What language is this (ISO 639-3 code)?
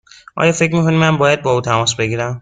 fas